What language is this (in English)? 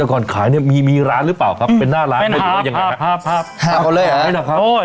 Thai